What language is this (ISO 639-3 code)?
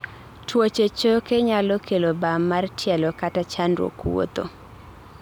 luo